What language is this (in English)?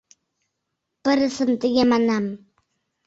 Mari